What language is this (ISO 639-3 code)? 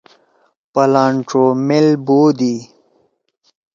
trw